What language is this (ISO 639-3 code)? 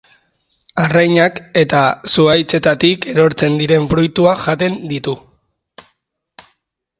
eus